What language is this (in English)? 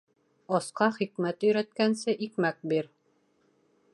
Bashkir